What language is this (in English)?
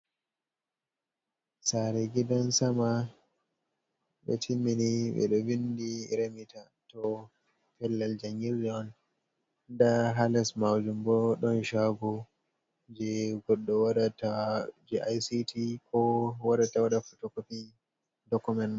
Fula